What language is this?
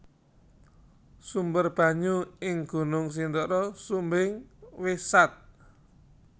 Javanese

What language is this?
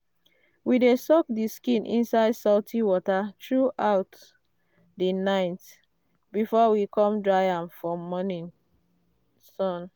Nigerian Pidgin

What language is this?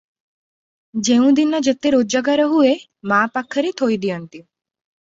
Odia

